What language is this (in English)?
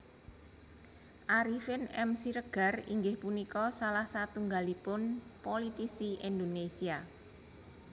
Javanese